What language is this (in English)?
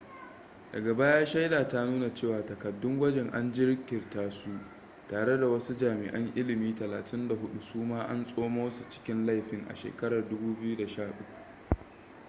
Hausa